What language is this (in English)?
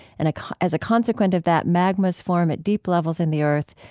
English